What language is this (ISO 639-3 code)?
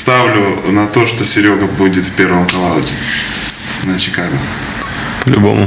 rus